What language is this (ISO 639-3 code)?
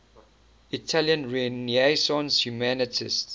eng